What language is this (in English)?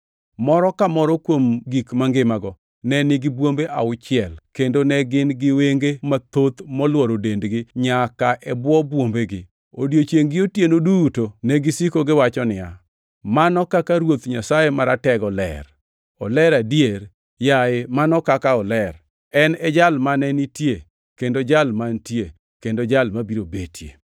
Luo (Kenya and Tanzania)